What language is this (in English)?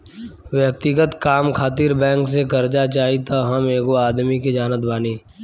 Bhojpuri